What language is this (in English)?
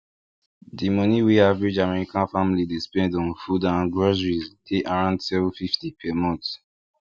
Nigerian Pidgin